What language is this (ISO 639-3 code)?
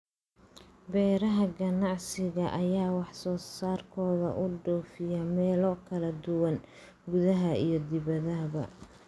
som